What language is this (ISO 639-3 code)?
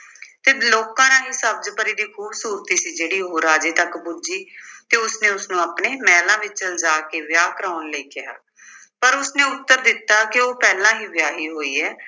pan